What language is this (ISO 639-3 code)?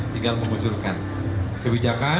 ind